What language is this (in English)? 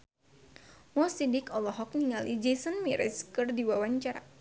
Sundanese